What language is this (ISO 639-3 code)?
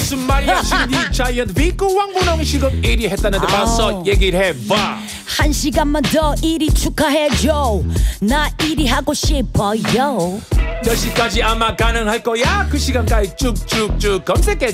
kor